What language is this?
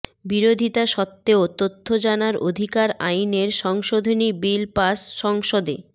Bangla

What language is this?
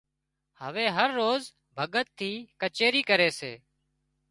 Wadiyara Koli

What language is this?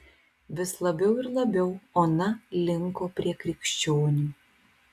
Lithuanian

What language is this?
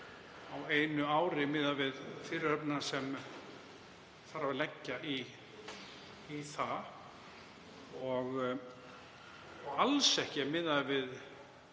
Icelandic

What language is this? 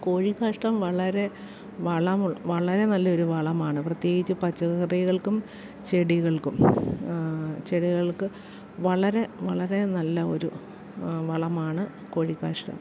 Malayalam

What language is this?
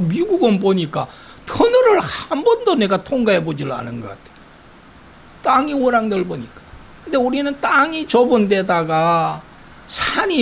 Korean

